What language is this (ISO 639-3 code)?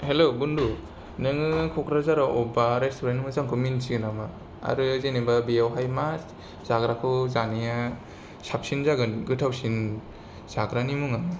brx